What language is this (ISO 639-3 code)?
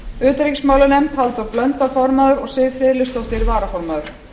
isl